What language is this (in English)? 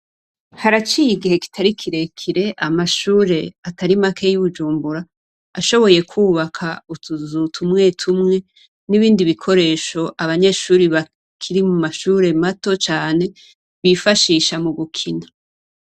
Rundi